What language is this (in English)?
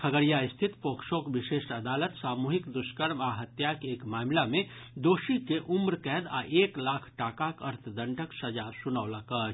Maithili